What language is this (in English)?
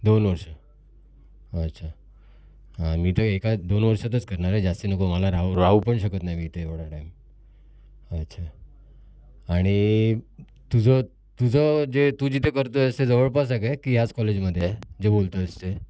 Marathi